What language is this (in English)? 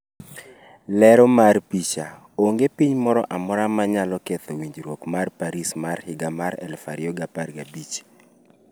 Luo (Kenya and Tanzania)